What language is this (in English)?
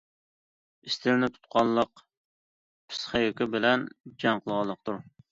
Uyghur